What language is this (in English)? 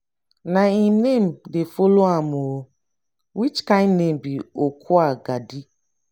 Nigerian Pidgin